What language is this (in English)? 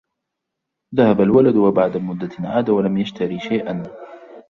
Arabic